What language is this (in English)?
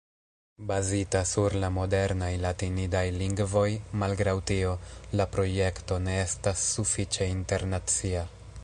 Esperanto